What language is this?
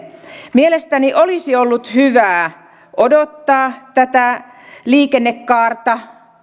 Finnish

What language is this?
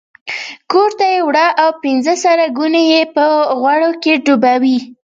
Pashto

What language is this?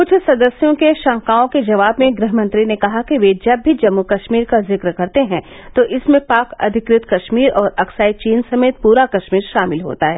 Hindi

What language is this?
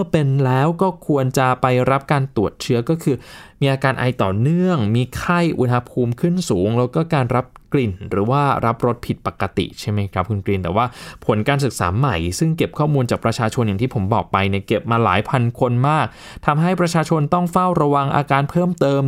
Thai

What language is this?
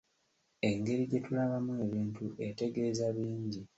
Ganda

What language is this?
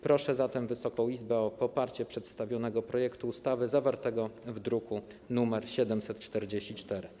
Polish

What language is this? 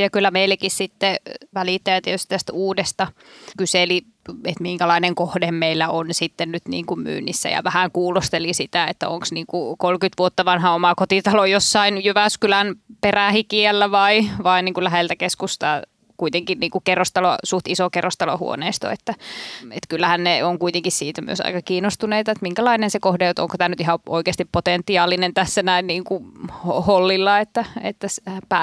Finnish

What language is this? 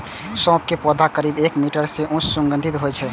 Maithili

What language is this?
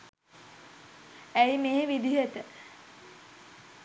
Sinhala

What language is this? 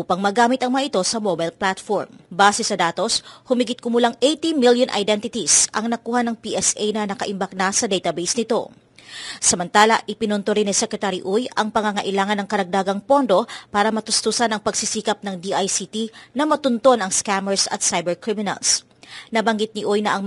Filipino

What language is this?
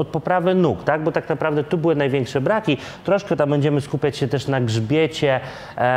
Polish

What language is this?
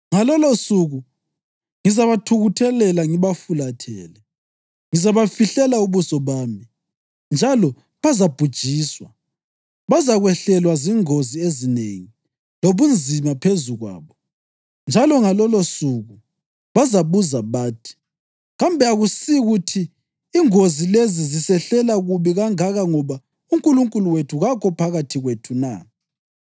North Ndebele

